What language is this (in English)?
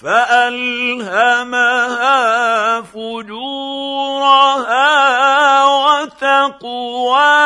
Arabic